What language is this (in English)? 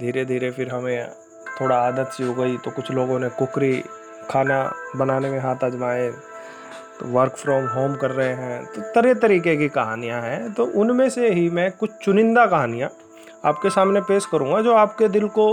Hindi